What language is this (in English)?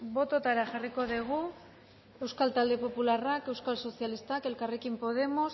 Basque